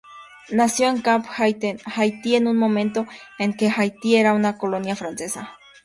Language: Spanish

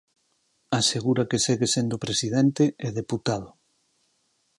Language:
Galician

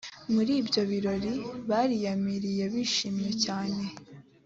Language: Kinyarwanda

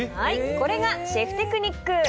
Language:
Japanese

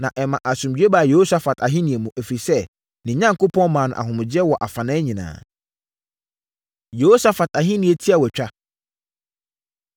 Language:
Akan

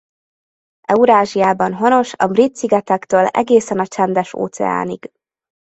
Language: Hungarian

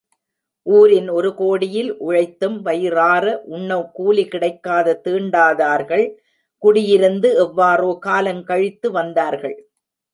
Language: Tamil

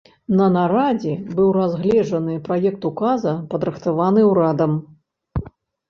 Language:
Belarusian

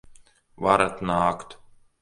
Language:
Latvian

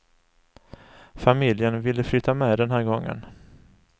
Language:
Swedish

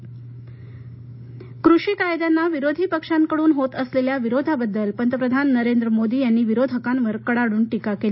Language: Marathi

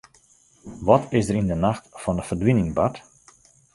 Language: Western Frisian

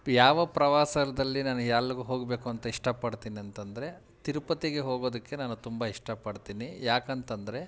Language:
Kannada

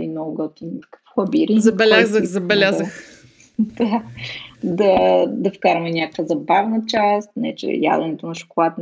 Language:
Bulgarian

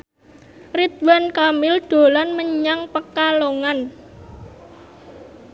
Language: Javanese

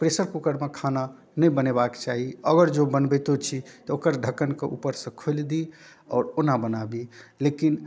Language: Maithili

